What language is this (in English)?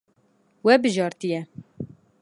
Kurdish